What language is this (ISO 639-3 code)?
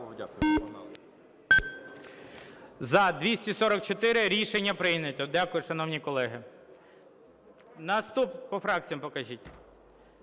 ukr